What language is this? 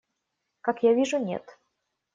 Russian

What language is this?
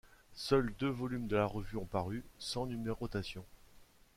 French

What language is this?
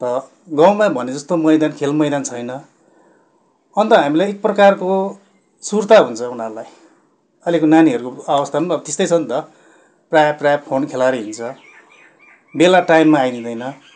Nepali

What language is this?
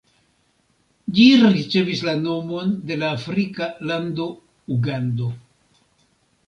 Esperanto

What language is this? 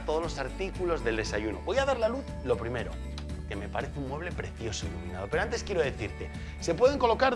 Spanish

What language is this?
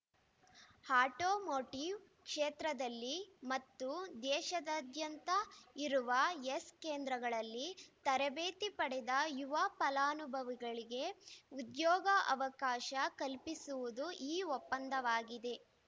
Kannada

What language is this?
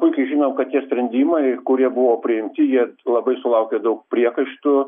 Lithuanian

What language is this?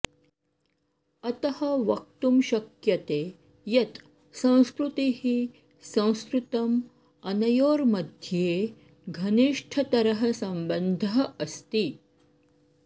Sanskrit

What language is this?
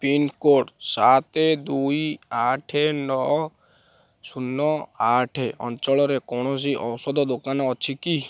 Odia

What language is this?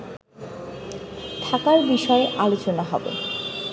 Bangla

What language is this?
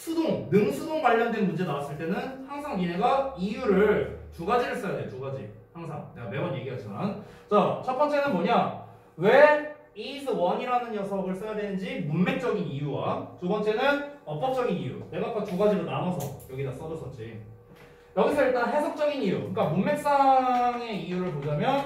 Korean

